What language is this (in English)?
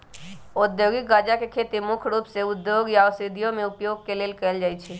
Magahi